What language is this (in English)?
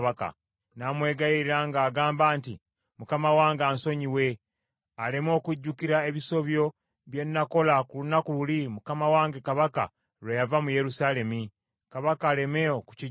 Ganda